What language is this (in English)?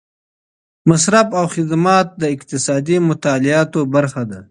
Pashto